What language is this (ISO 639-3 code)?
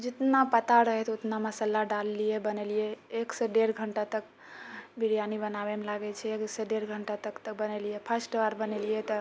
mai